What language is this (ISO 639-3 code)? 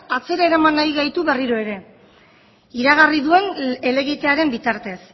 eus